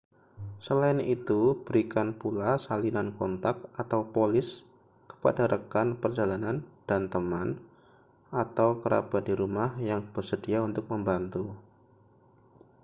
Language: Indonesian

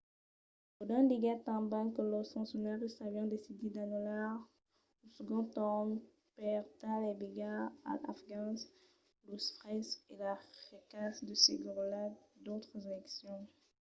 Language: Occitan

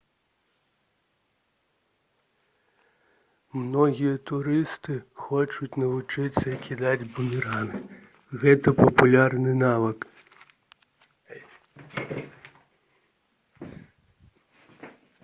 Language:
Belarusian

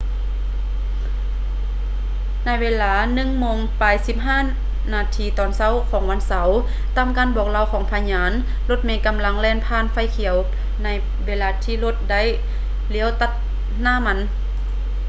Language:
Lao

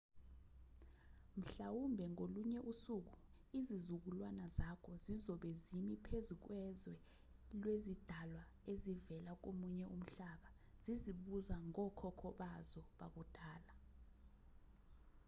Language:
Zulu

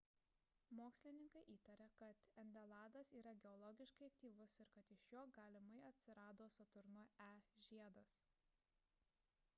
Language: Lithuanian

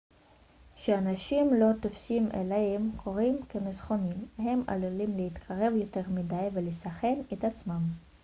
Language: Hebrew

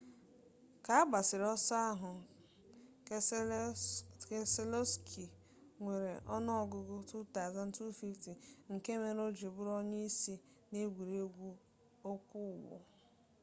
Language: Igbo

